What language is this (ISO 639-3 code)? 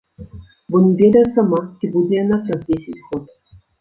bel